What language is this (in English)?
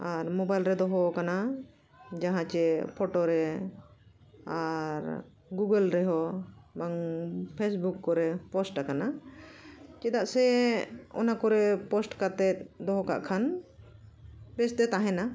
Santali